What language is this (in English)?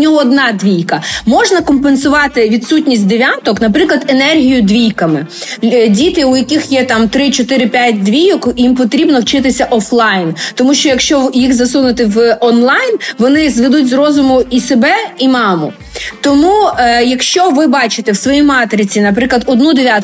Ukrainian